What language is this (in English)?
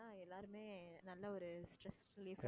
Tamil